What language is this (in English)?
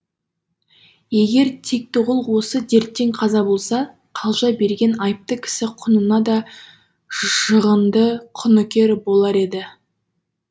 Kazakh